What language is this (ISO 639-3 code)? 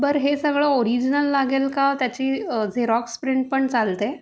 mar